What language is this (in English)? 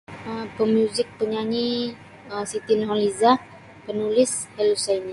Sabah Bisaya